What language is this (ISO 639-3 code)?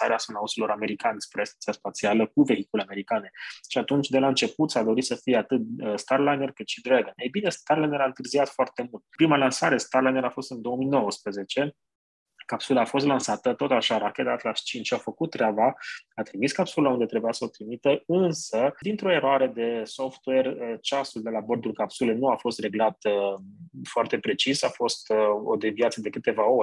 ron